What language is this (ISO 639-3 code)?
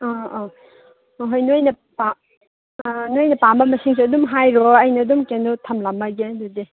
mni